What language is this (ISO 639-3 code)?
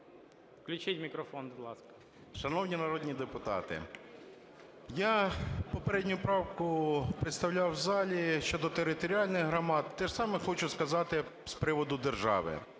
ukr